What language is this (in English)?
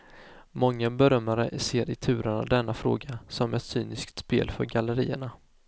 Swedish